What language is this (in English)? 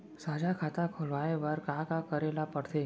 Chhattisgarhi